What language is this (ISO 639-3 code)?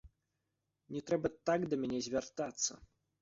bel